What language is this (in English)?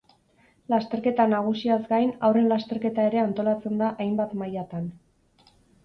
Basque